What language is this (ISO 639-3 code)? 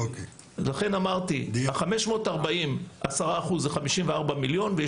heb